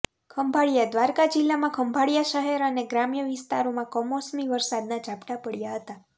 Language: Gujarati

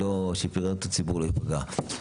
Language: Hebrew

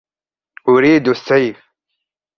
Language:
Arabic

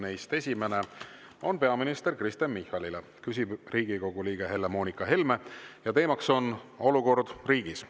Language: Estonian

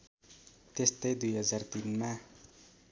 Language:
Nepali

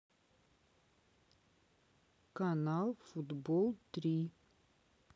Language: Russian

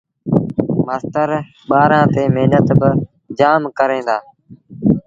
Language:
Sindhi Bhil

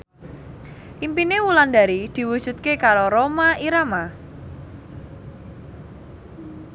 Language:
Javanese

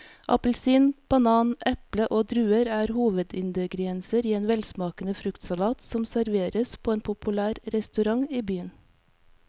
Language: Norwegian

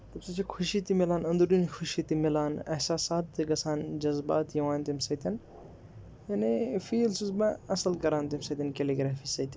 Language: Kashmiri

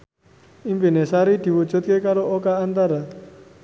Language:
Javanese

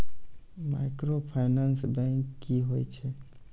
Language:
Maithili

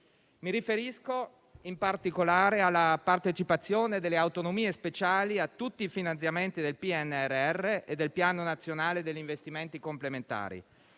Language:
Italian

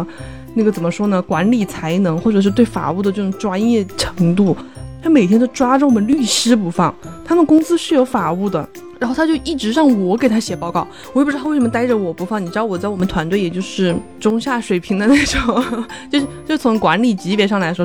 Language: Chinese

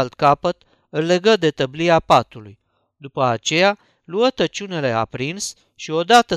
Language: Romanian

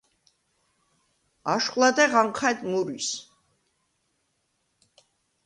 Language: Svan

